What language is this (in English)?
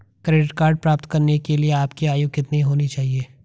Hindi